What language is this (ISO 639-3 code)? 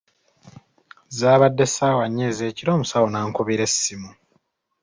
lug